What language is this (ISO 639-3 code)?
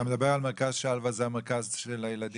heb